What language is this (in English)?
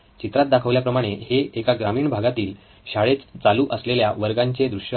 Marathi